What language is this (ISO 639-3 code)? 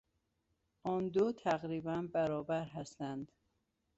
fas